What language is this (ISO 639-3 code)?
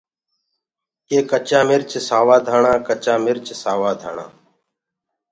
ggg